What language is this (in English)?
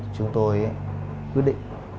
Vietnamese